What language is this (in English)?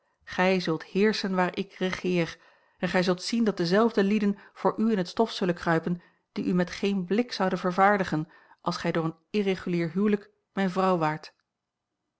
Dutch